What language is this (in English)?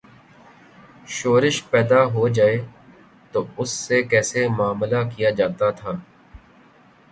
Urdu